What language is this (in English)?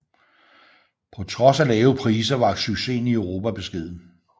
Danish